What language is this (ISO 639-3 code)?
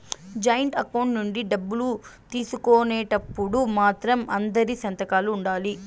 tel